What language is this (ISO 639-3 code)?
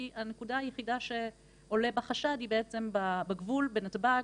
heb